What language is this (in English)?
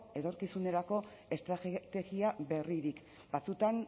Basque